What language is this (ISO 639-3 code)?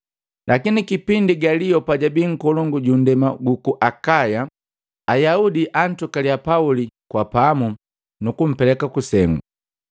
mgv